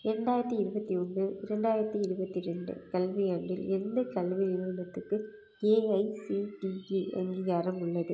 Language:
Tamil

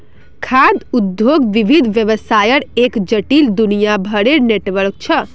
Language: Magahi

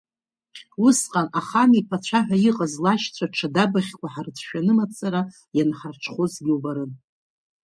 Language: Abkhazian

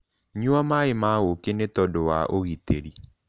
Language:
Kikuyu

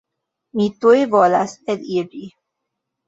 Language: Esperanto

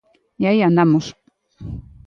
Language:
Galician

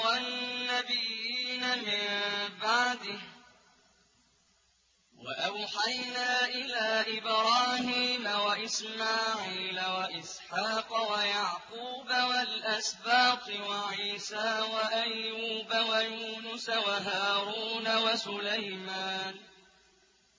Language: Arabic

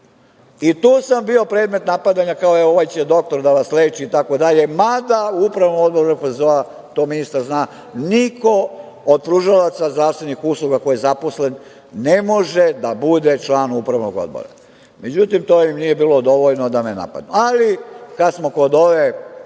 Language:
Serbian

